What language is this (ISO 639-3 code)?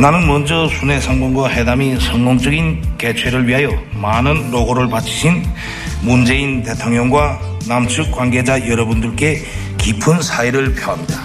kor